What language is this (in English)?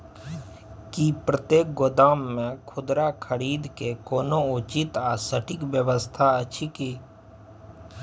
Maithili